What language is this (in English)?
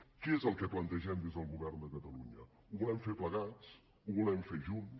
Catalan